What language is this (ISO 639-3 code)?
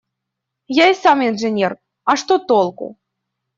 rus